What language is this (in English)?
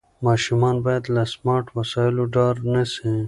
Pashto